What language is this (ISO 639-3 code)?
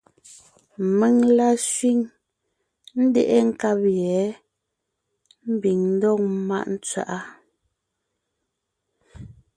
nnh